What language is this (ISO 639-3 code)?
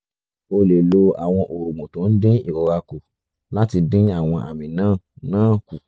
yor